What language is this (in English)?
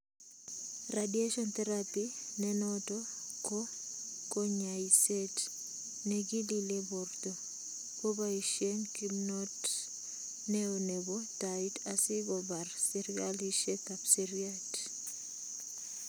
Kalenjin